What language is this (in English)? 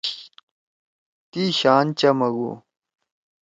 Torwali